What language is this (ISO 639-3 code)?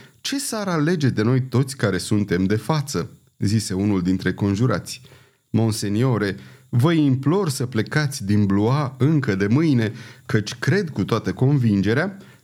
ron